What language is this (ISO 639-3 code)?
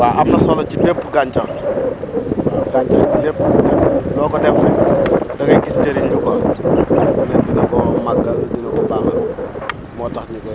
wol